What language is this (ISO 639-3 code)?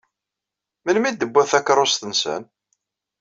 kab